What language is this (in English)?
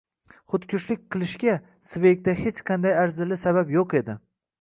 Uzbek